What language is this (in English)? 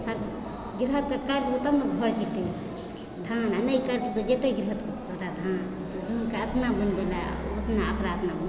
Maithili